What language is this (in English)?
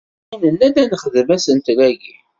Kabyle